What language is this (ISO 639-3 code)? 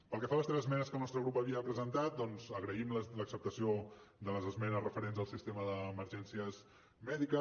cat